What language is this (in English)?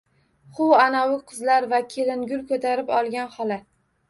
Uzbek